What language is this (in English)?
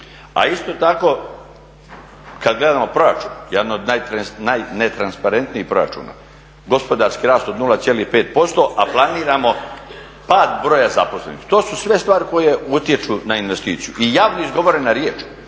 Croatian